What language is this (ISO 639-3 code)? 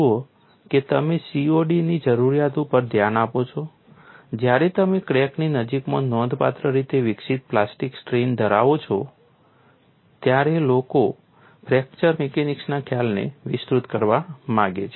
guj